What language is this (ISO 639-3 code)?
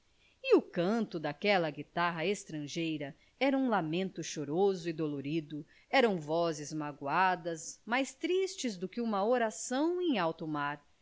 por